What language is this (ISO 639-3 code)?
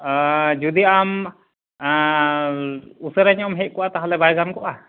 sat